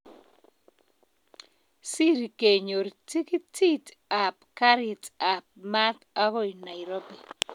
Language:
Kalenjin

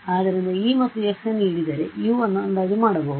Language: Kannada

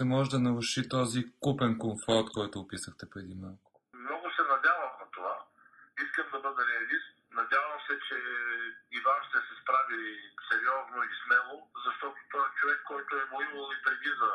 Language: Bulgarian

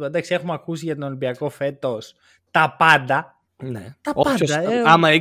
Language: Greek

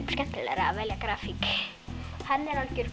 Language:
Icelandic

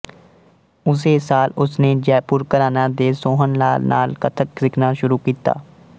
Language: Punjabi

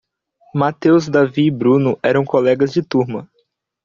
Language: Portuguese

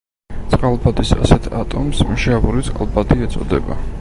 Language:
Georgian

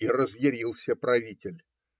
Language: Russian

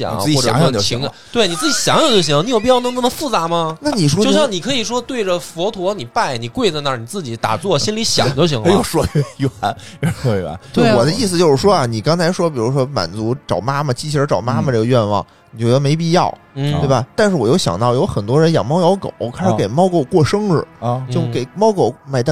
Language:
Chinese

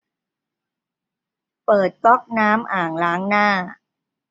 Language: Thai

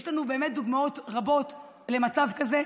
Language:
Hebrew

